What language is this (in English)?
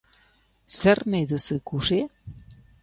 Basque